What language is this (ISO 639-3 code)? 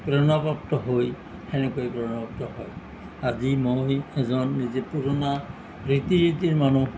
asm